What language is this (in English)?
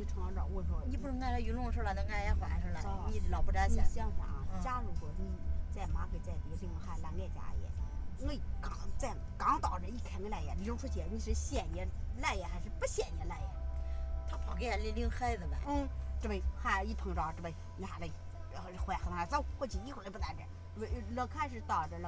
Chinese